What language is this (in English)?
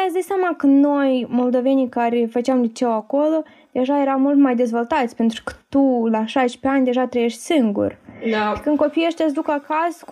Romanian